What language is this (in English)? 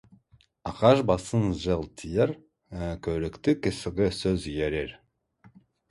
Kazakh